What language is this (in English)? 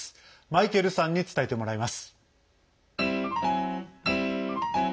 Japanese